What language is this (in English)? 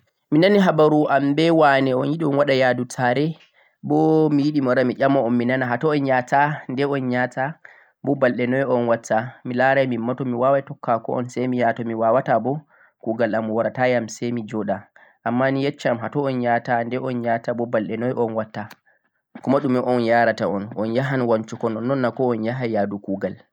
Central-Eastern Niger Fulfulde